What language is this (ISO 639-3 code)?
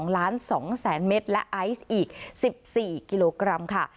tha